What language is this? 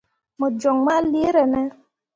Mundang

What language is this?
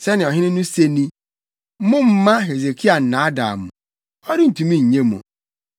Akan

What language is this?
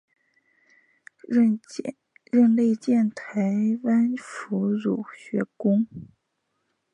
Chinese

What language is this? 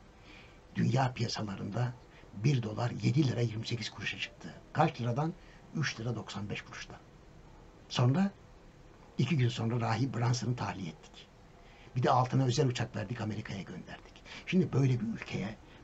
Turkish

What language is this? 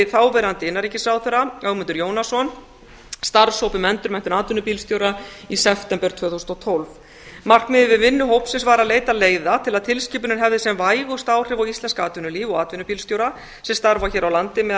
Icelandic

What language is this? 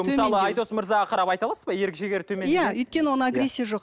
Kazakh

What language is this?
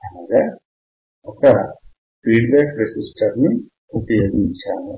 Telugu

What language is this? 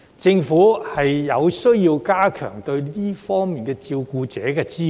Cantonese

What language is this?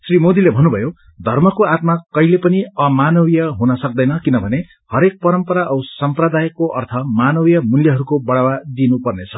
Nepali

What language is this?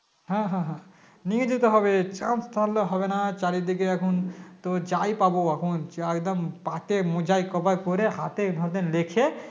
Bangla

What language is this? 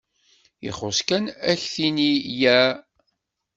Kabyle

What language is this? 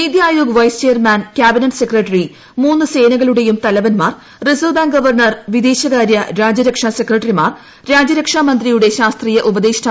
Malayalam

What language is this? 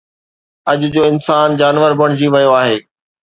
Sindhi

